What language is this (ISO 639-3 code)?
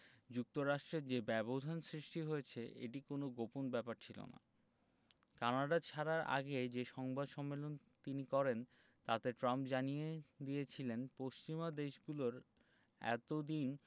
ben